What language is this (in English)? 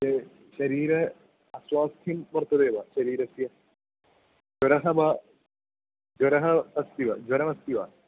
Sanskrit